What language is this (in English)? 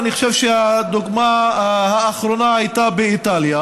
Hebrew